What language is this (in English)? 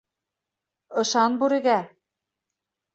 Bashkir